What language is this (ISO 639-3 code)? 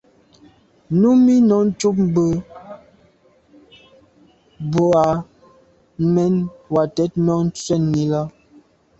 byv